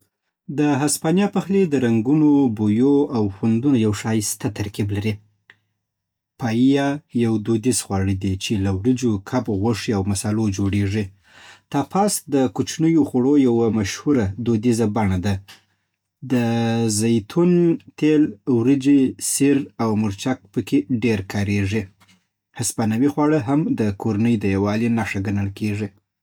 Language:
Southern Pashto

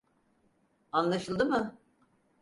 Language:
Turkish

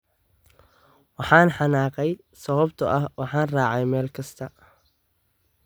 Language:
Somali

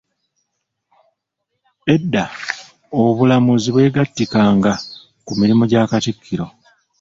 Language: Ganda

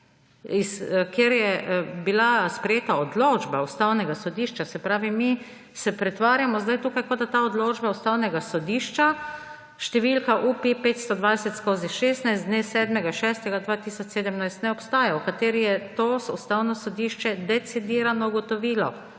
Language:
Slovenian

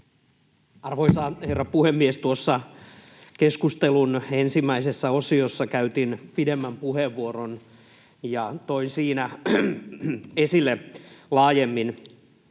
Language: Finnish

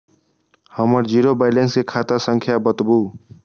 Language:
Maithili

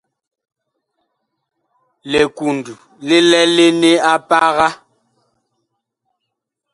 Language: Bakoko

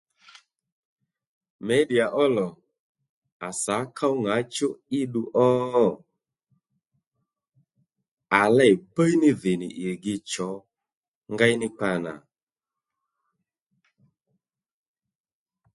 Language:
Lendu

